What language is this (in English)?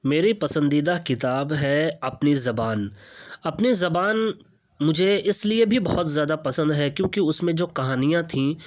Urdu